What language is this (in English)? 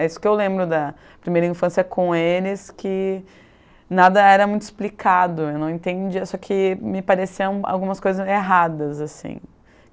Portuguese